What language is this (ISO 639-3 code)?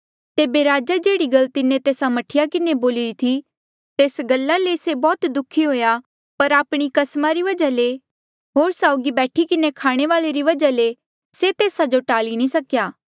mjl